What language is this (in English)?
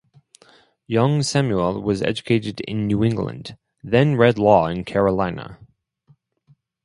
English